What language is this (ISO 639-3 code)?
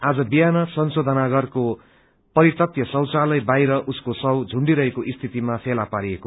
nep